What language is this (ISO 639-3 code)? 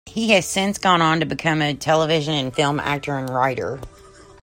eng